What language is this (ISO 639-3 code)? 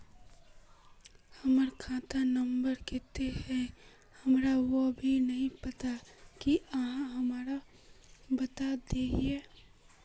mag